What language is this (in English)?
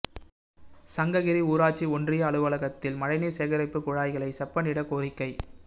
Tamil